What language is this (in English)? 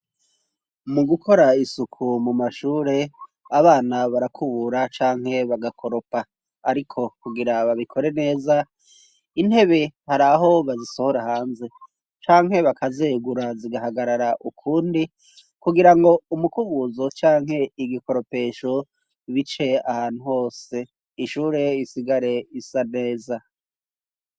Rundi